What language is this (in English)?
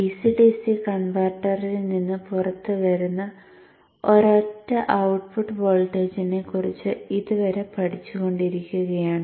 Malayalam